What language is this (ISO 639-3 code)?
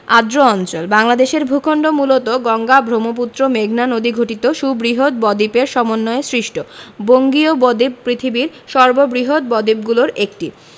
ben